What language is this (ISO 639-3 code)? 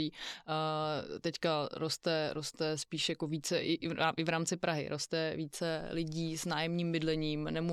ces